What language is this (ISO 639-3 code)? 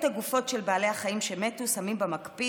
heb